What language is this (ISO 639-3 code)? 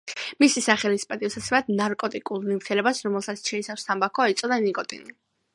kat